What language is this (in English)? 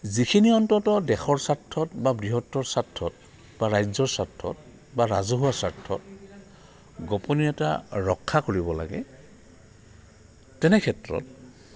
Assamese